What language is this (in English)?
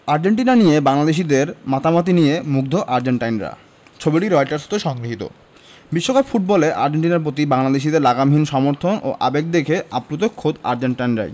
Bangla